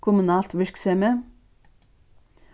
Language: Faroese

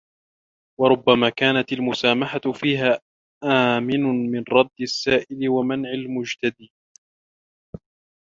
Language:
Arabic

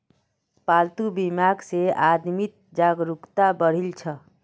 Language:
Magahi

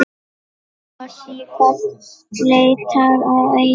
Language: Icelandic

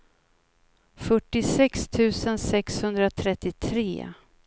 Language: Swedish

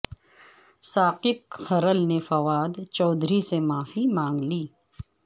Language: Urdu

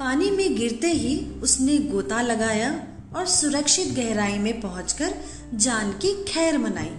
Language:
Hindi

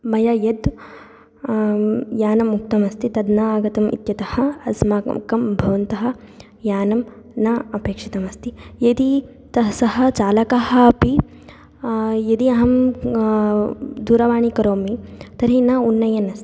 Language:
Sanskrit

